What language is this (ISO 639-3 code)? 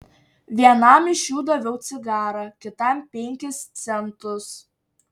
lit